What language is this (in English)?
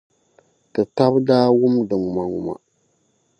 Dagbani